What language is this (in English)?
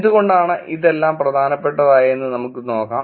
Malayalam